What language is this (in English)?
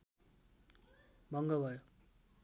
Nepali